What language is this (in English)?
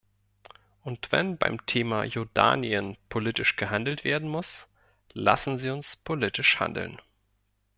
German